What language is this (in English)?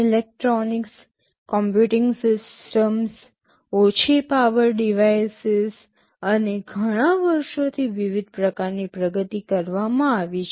Gujarati